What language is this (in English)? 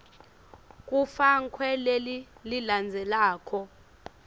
Swati